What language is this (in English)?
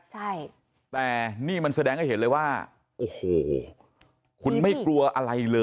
Thai